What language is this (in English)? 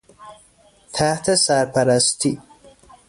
Persian